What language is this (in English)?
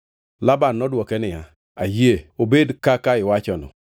Luo (Kenya and Tanzania)